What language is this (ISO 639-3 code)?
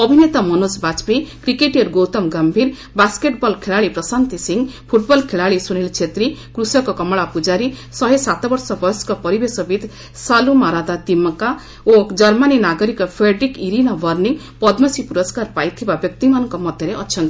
ori